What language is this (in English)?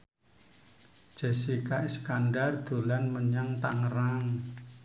Javanese